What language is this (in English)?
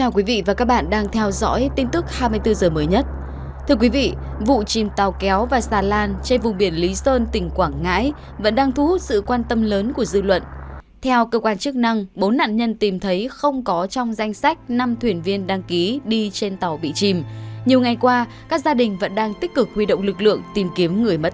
Vietnamese